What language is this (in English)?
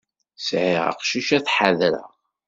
Kabyle